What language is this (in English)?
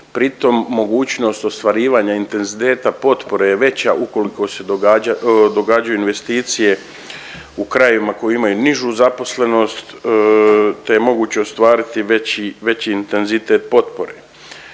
Croatian